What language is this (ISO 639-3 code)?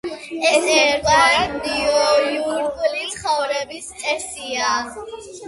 kat